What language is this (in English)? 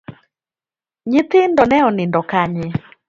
Luo (Kenya and Tanzania)